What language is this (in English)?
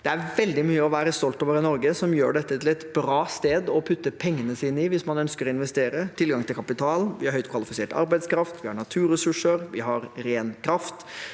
Norwegian